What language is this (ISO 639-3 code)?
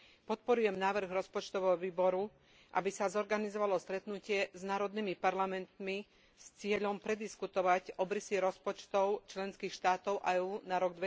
slk